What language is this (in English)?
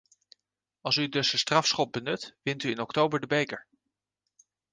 Dutch